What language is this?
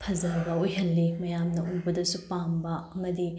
Manipuri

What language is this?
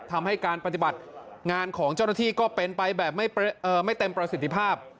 Thai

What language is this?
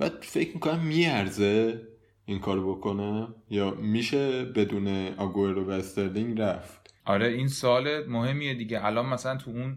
Persian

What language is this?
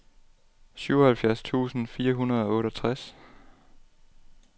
Danish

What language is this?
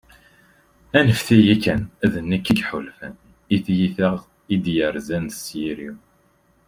Kabyle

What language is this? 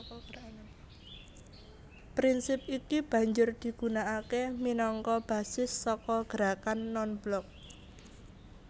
Javanese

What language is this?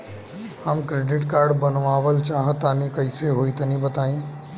Bhojpuri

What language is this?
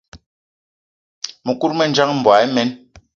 Eton (Cameroon)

